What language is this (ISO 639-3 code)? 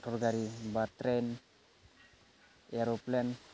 brx